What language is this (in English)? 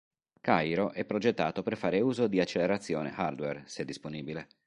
Italian